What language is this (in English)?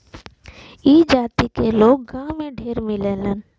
Bhojpuri